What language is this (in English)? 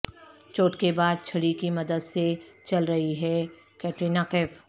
Urdu